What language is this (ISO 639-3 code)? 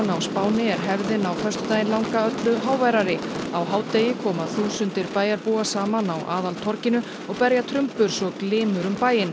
isl